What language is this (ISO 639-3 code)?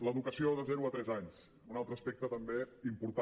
cat